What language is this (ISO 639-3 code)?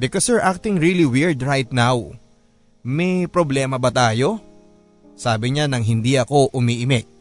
fil